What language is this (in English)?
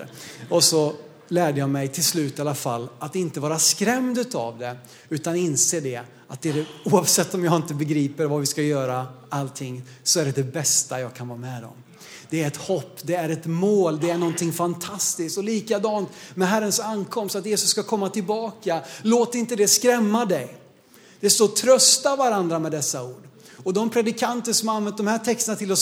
Swedish